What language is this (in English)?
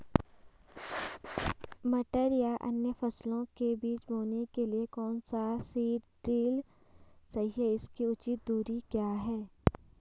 Hindi